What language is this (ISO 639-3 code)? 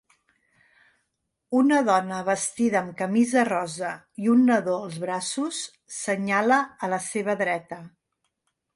cat